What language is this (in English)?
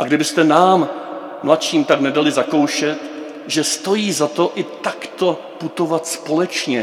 Czech